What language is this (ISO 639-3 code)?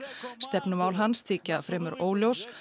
isl